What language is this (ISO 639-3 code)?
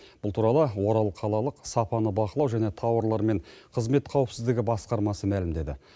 kaz